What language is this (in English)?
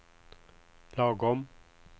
Swedish